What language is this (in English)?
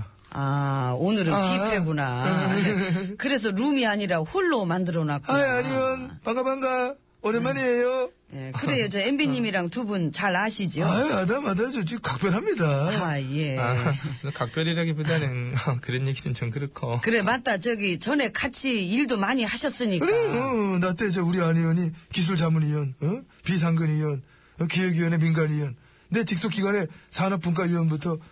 Korean